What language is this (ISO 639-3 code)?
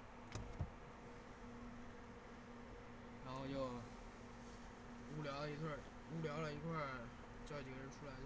zho